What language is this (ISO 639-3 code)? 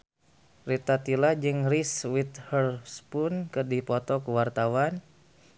sun